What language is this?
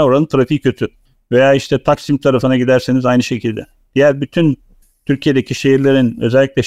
Turkish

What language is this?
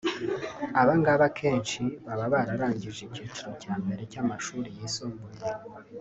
Kinyarwanda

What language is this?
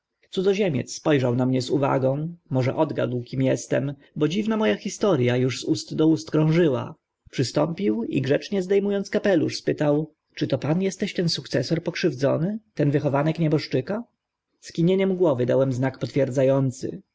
Polish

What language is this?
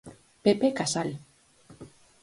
Galician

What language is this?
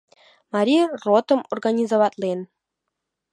Mari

